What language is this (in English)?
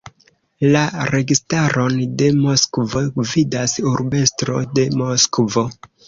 Esperanto